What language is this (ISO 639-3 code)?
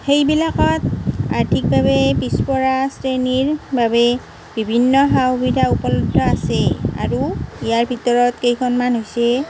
asm